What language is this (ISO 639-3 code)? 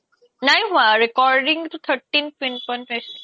asm